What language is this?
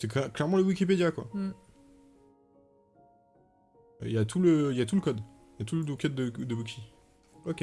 French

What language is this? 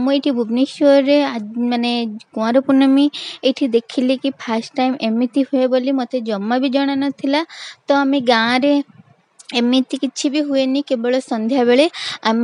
Hindi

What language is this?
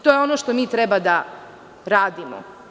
Serbian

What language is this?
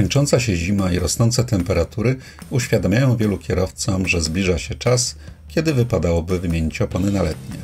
Polish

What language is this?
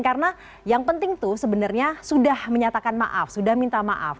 Indonesian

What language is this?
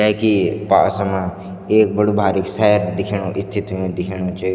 Garhwali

